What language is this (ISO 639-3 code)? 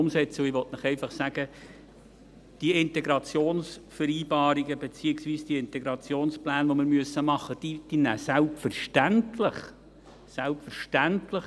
gsw